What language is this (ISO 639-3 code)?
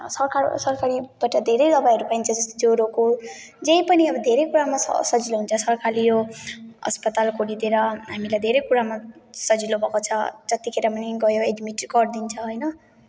nep